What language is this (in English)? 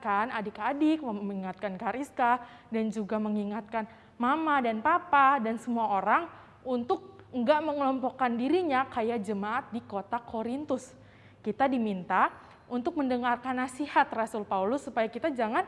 Indonesian